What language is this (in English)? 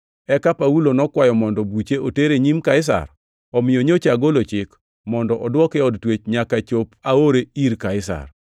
Luo (Kenya and Tanzania)